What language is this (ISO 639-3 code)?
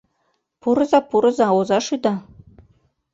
chm